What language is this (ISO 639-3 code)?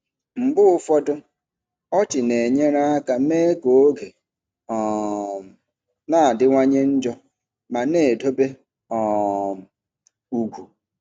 ibo